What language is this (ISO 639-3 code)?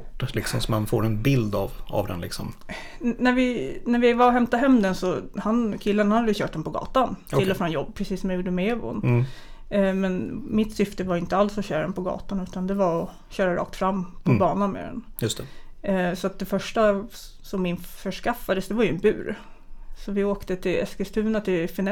swe